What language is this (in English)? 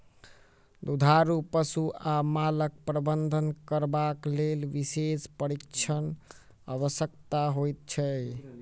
Maithili